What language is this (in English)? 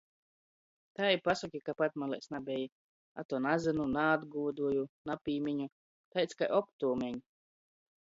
Latgalian